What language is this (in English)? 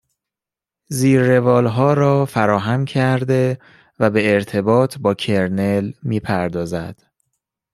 Persian